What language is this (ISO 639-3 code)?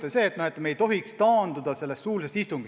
est